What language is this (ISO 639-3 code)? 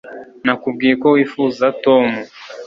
kin